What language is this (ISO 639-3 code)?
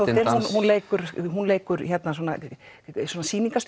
isl